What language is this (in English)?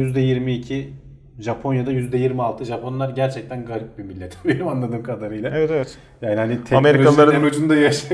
Turkish